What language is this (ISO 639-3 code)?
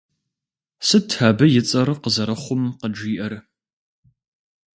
kbd